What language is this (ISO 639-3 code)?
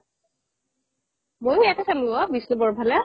asm